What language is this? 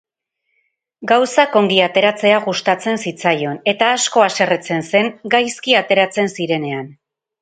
Basque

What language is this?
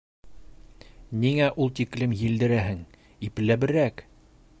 Bashkir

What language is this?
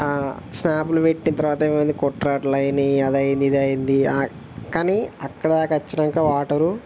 Telugu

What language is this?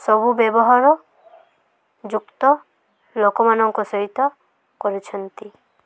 Odia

